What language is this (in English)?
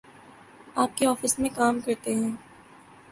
Urdu